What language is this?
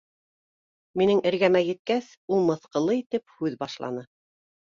Bashkir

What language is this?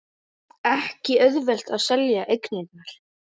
Icelandic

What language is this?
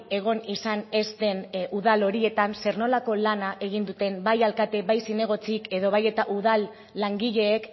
Basque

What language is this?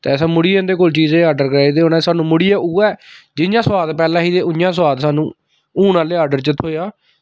Dogri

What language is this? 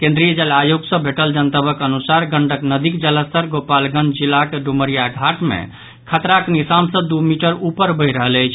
Maithili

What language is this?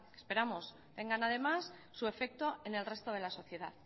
Spanish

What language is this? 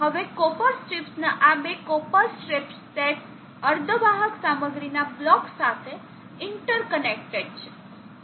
Gujarati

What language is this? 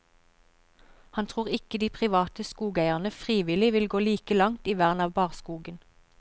Norwegian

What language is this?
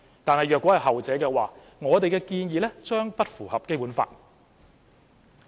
Cantonese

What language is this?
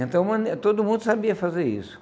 Portuguese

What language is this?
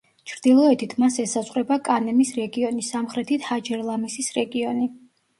Georgian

